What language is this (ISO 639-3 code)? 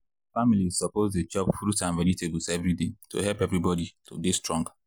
pcm